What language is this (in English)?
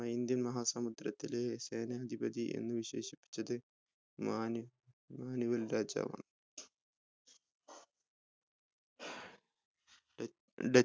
Malayalam